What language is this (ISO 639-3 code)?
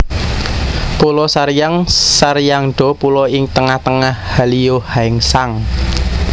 jav